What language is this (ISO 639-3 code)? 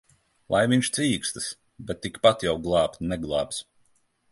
lav